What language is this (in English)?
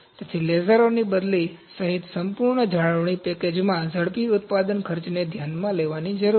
Gujarati